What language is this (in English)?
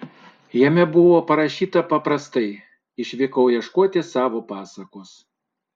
Lithuanian